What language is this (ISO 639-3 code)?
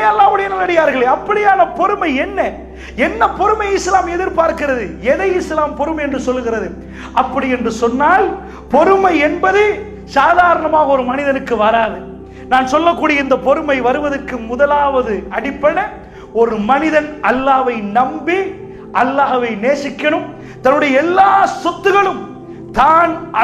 ara